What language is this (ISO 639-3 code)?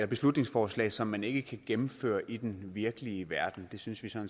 dan